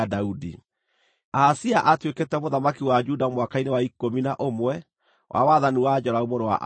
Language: Kikuyu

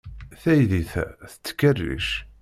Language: Kabyle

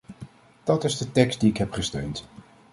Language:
Dutch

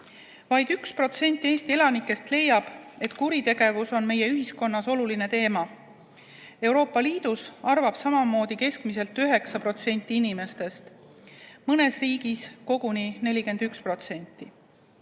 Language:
Estonian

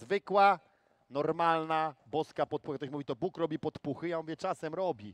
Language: Polish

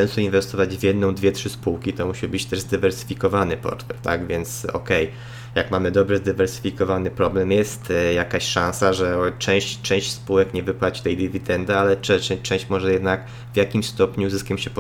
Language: Polish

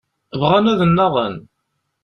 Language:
Kabyle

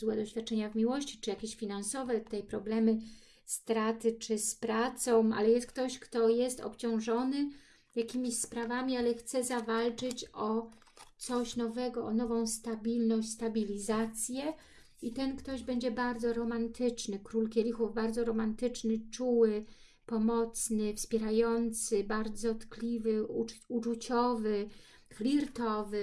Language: Polish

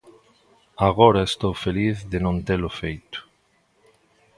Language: Galician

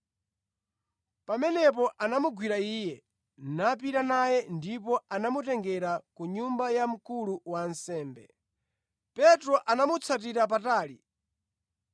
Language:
Nyanja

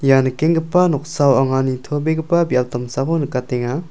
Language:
Garo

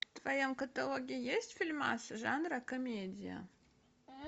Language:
Russian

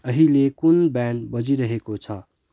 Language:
Nepali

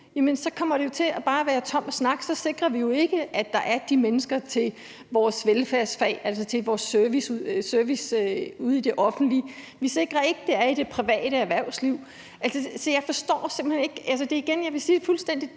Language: Danish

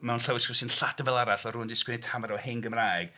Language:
Welsh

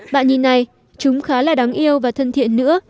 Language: Vietnamese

